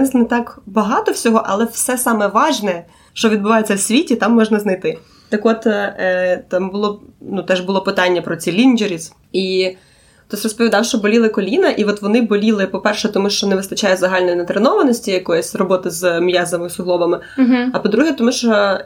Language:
Ukrainian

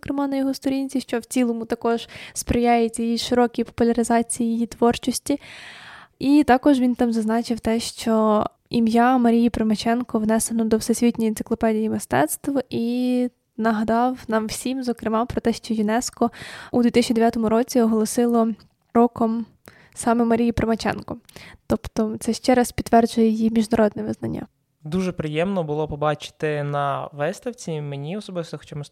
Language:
Ukrainian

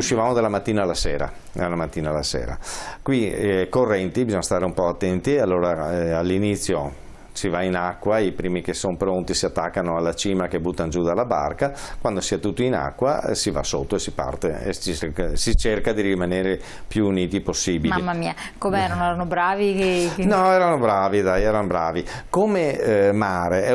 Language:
Italian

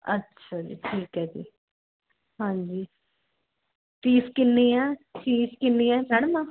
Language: Punjabi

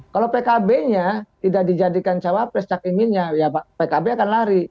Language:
Indonesian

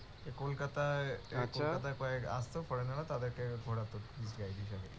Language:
Bangla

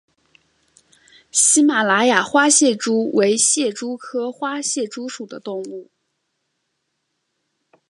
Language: Chinese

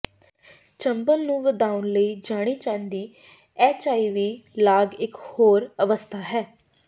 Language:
Punjabi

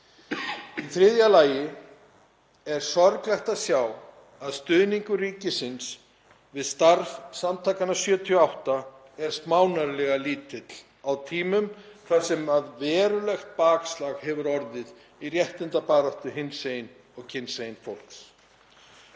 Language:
Icelandic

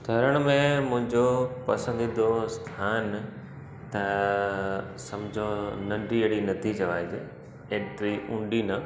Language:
Sindhi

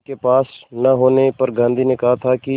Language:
Hindi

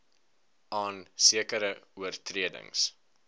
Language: Afrikaans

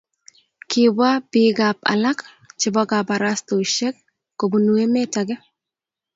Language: Kalenjin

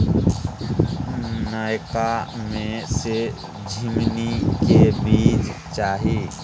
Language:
Maithili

